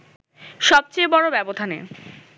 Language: Bangla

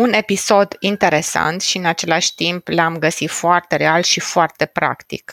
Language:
Romanian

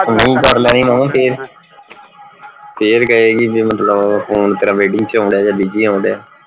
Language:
Punjabi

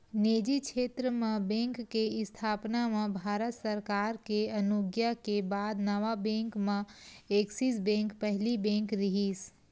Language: Chhattisgarhi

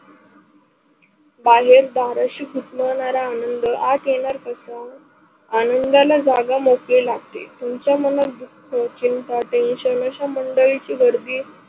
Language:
Marathi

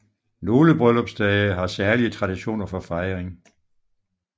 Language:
Danish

